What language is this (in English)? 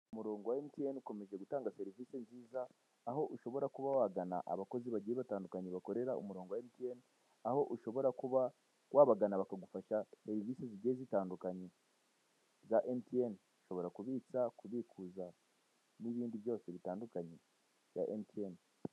Kinyarwanda